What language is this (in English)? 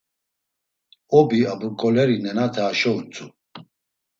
Laz